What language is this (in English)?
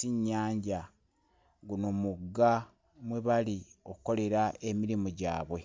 Ganda